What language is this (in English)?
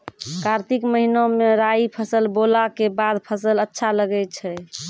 Maithili